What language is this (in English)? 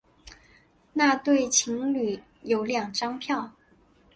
Chinese